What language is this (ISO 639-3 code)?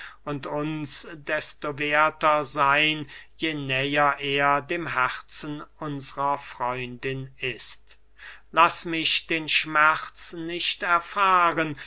deu